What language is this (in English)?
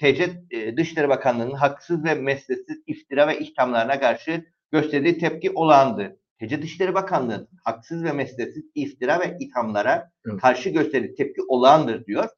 Turkish